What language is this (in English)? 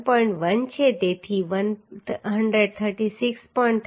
Gujarati